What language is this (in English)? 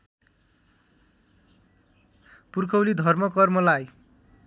Nepali